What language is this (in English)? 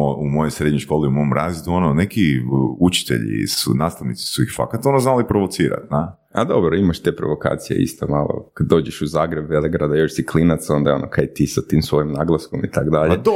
Croatian